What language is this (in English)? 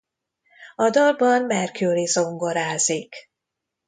Hungarian